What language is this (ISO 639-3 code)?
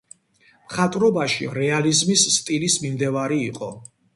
kat